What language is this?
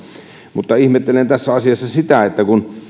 Finnish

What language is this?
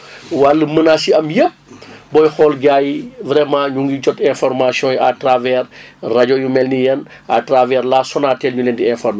Wolof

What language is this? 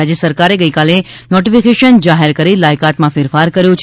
Gujarati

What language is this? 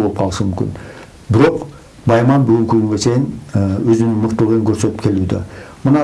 Turkish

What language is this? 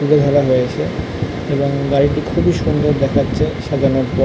Bangla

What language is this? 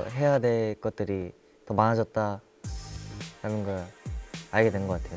Korean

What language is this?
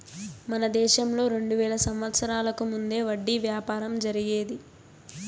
Telugu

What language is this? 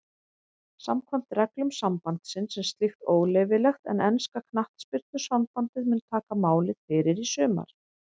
Icelandic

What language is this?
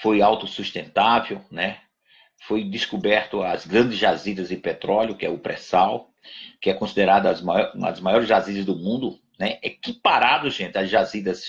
Portuguese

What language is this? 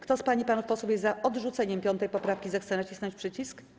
Polish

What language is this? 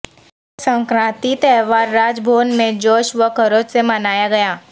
Urdu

